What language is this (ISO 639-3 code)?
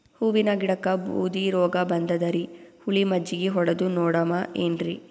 kan